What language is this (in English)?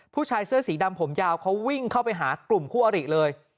Thai